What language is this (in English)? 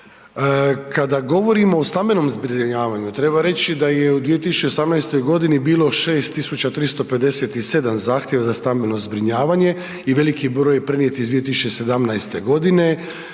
Croatian